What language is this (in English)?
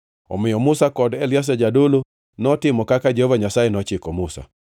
Luo (Kenya and Tanzania)